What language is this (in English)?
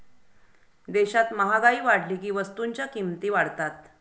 Marathi